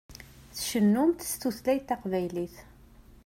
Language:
Kabyle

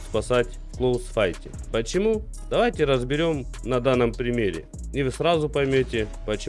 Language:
Russian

